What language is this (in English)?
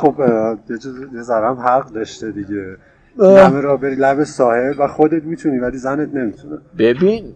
Persian